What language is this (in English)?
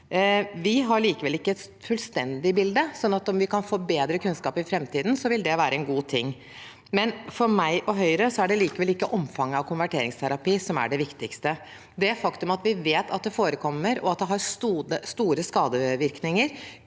Norwegian